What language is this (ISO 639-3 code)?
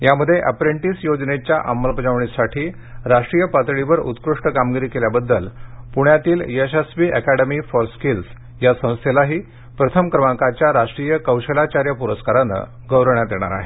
mar